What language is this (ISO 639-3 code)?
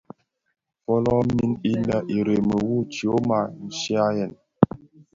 ksf